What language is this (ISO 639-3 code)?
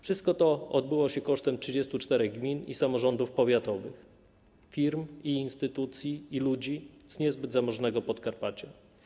pol